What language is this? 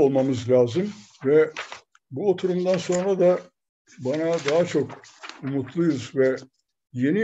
Turkish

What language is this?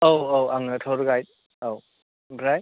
Bodo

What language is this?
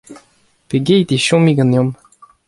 Breton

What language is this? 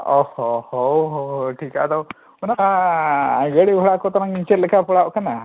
Santali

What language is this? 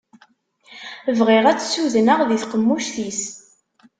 Kabyle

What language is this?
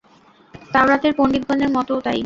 Bangla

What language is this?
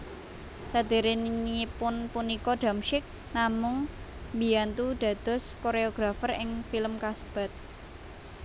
Javanese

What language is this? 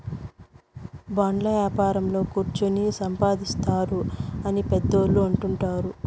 Telugu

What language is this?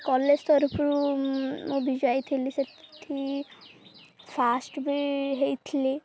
Odia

